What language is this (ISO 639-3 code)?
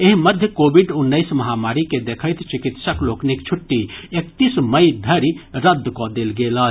mai